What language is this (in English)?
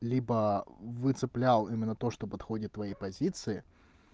Russian